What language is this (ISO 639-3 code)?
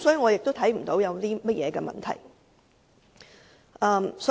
yue